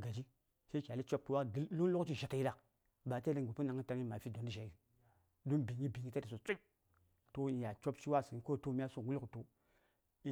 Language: Saya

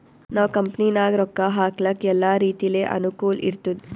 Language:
Kannada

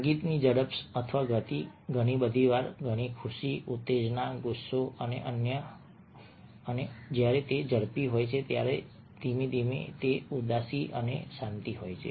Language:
Gujarati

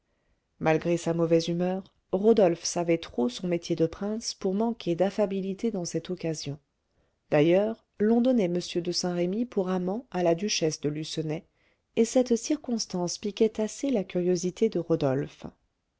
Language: French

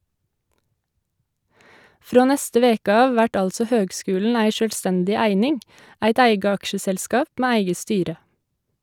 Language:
Norwegian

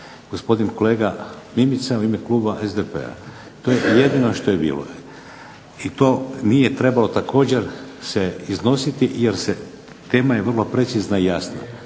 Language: Croatian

